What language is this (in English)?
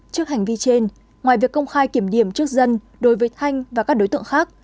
Vietnamese